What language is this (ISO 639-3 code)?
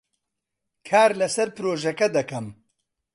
ckb